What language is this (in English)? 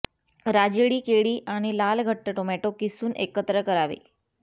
Marathi